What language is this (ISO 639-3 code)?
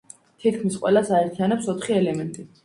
kat